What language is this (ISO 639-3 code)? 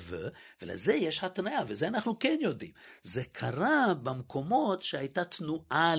heb